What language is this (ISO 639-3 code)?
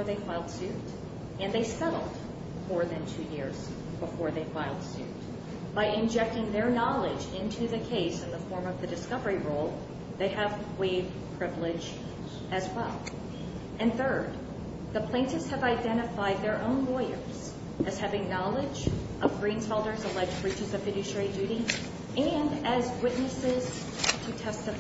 eng